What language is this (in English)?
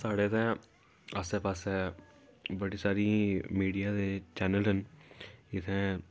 Dogri